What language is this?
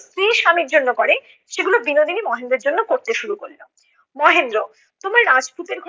Bangla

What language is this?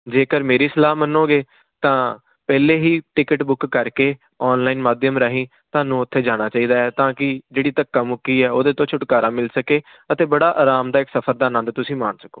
Punjabi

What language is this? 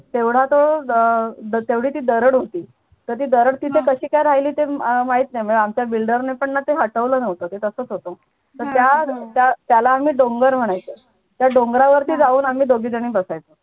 Marathi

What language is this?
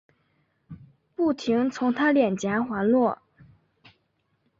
Chinese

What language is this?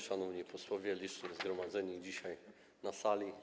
Polish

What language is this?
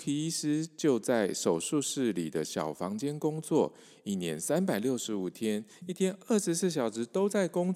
Chinese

